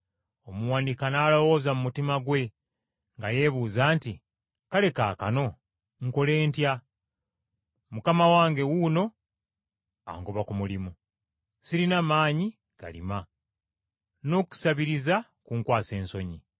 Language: Ganda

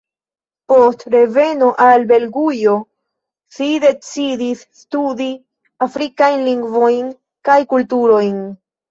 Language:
Esperanto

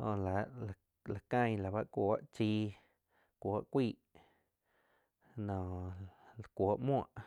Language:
Quiotepec Chinantec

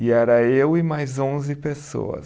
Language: Portuguese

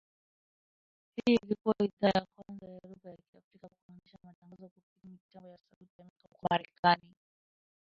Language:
Swahili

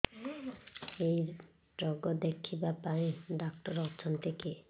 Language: Odia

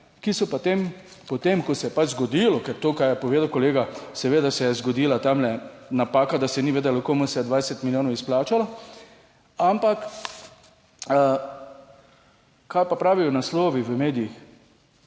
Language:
Slovenian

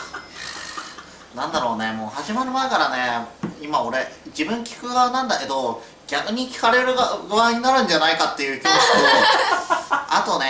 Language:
Japanese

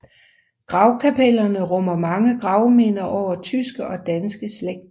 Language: Danish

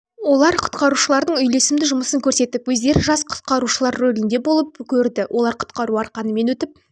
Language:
Kazakh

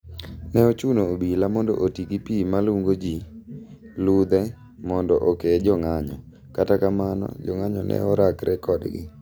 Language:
Luo (Kenya and Tanzania)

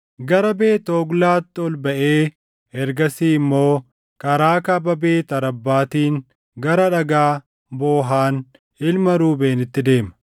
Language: Oromo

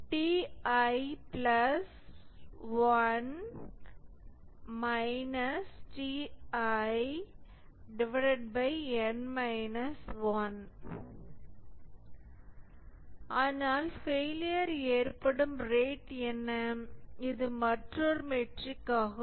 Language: Tamil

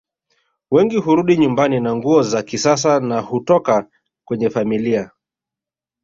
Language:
Swahili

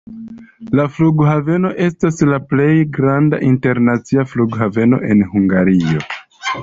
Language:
Esperanto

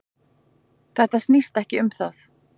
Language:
Icelandic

